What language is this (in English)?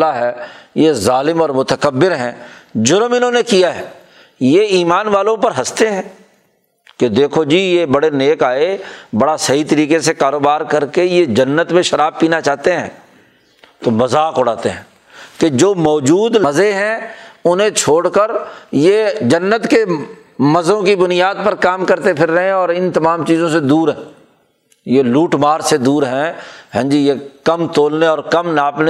Urdu